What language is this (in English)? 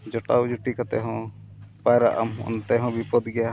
Santali